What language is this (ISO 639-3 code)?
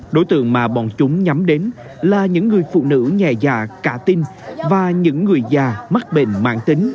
vie